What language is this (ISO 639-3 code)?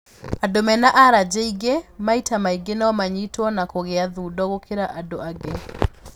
kik